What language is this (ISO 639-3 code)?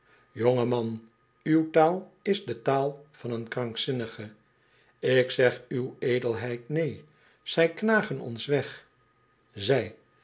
nld